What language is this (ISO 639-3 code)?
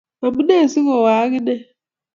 kln